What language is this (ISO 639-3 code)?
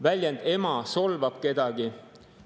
est